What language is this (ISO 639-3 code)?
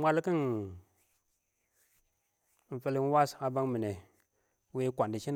awo